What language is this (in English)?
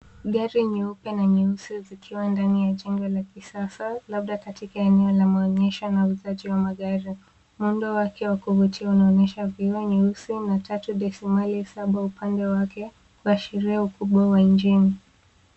Swahili